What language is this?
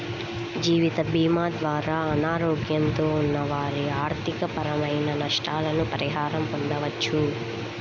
Telugu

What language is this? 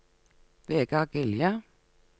Norwegian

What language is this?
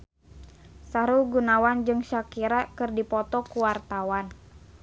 Sundanese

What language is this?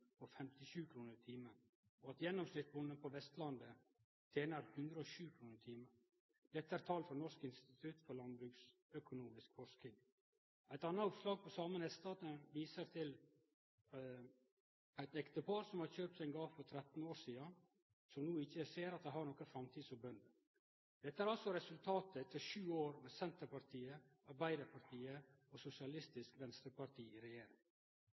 Norwegian Nynorsk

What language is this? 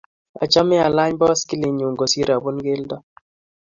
Kalenjin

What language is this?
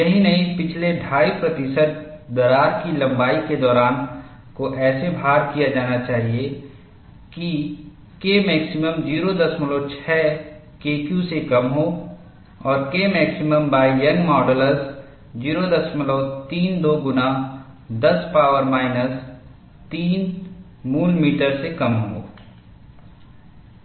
Hindi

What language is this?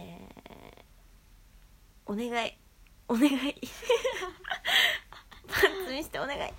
Japanese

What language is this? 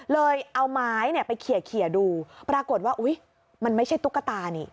Thai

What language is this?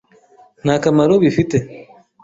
Kinyarwanda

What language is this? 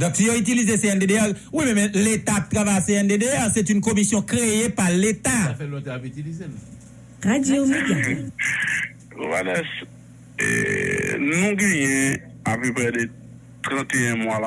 French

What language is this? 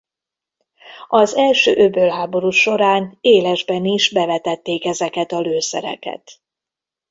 Hungarian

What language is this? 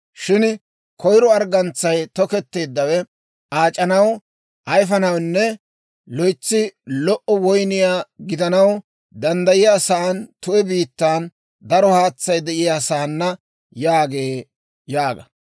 Dawro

